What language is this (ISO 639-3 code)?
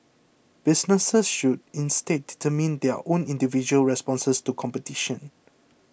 eng